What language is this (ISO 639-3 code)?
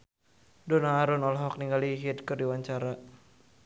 sun